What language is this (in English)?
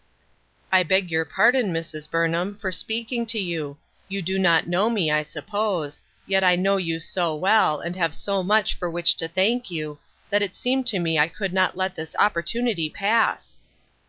English